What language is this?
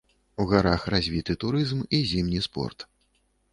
Belarusian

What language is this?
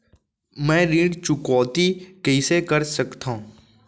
Chhattisgarhi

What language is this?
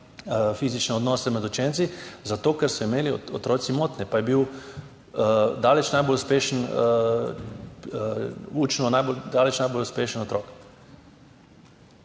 Slovenian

